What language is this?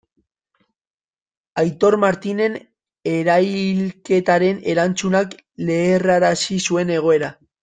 Basque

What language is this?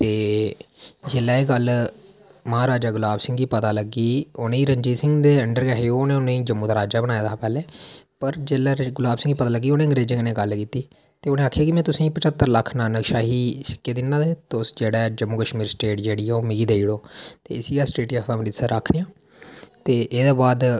Dogri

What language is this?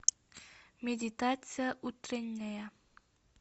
Russian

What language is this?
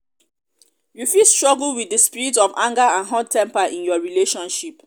Nigerian Pidgin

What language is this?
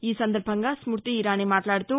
Telugu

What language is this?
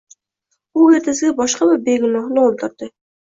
Uzbek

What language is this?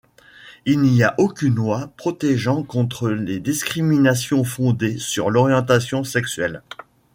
French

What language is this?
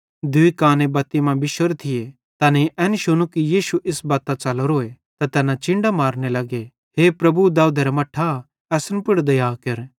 Bhadrawahi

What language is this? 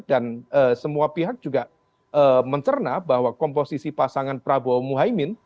Indonesian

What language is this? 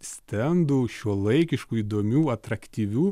Lithuanian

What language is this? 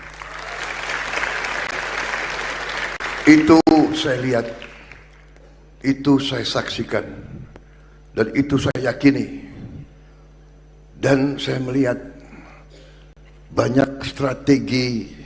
Indonesian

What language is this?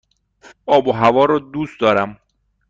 Persian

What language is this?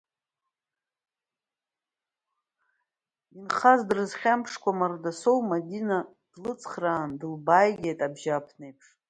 Abkhazian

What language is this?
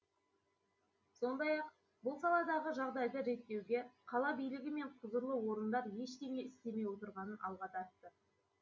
Kazakh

